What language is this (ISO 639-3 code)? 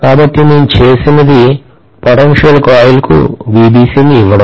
tel